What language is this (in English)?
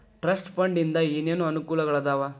Kannada